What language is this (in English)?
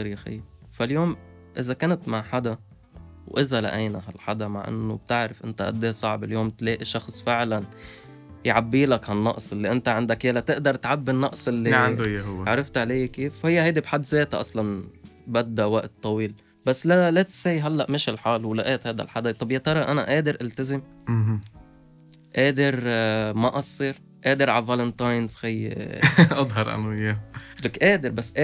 Arabic